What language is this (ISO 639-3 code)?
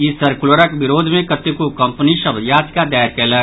mai